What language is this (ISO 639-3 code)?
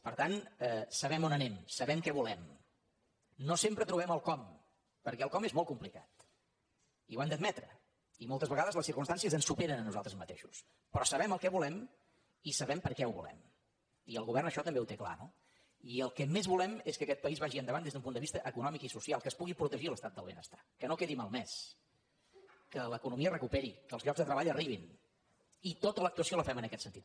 cat